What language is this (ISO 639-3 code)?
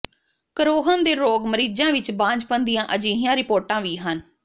pan